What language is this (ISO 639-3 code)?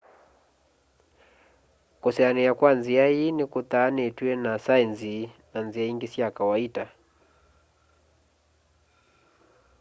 kam